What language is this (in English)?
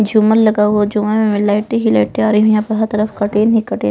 Hindi